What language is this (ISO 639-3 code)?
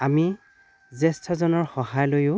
asm